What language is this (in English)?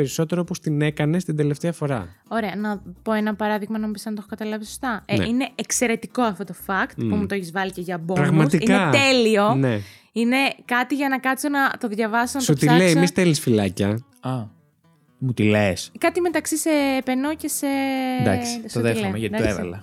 Greek